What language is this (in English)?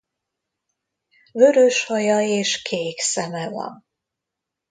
Hungarian